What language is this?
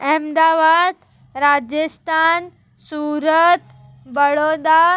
Sindhi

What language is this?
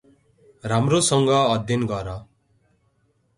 Nepali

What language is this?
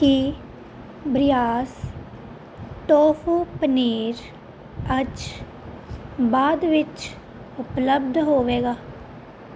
Punjabi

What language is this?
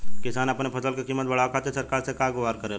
Bhojpuri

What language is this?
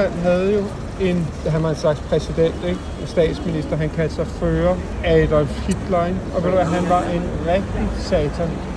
Danish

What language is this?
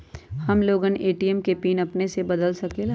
Magahi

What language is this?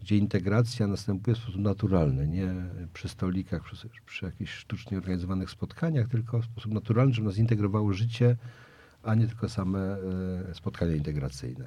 Polish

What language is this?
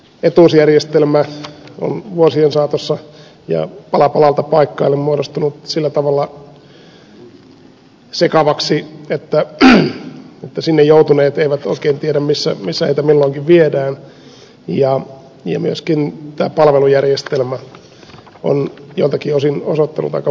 Finnish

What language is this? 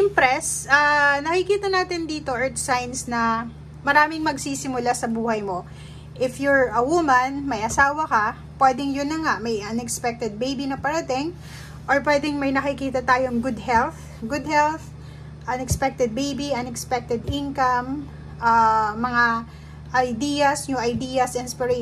Filipino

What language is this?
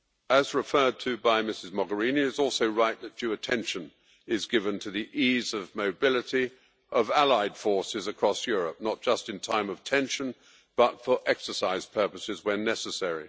English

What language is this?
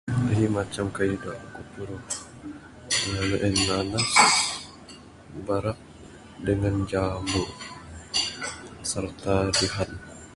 Bukar-Sadung Bidayuh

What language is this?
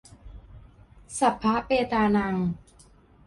Thai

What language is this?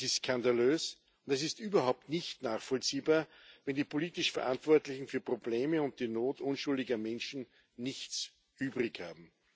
German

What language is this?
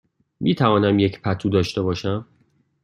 Persian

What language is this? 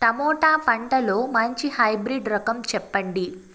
Telugu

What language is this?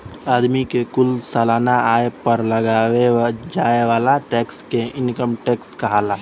Bhojpuri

